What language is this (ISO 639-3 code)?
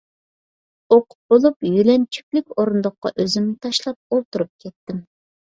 uig